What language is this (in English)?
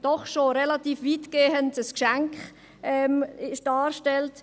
Swiss German